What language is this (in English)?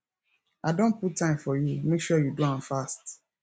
Nigerian Pidgin